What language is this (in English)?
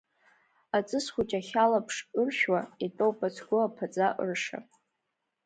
Abkhazian